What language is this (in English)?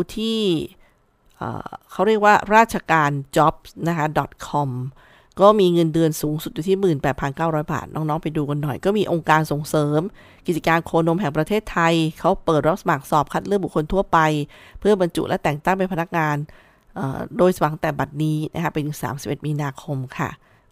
Thai